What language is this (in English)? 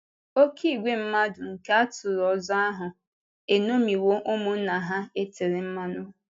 Igbo